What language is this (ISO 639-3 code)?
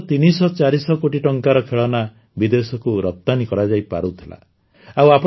ori